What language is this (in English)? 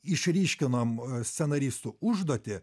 Lithuanian